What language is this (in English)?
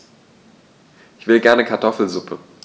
German